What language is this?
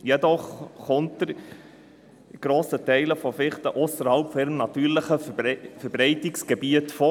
Swiss German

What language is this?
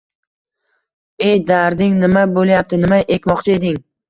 Uzbek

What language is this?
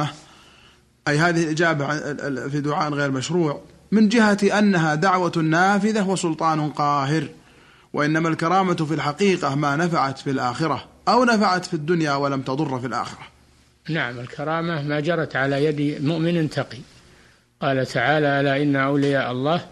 Arabic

